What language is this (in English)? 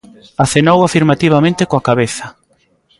Galician